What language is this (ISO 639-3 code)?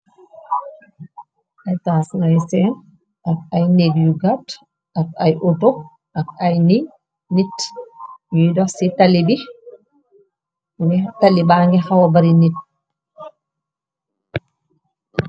wol